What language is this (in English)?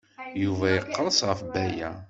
Kabyle